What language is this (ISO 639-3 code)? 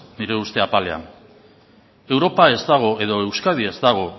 eus